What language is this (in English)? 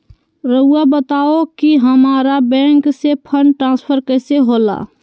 Magahi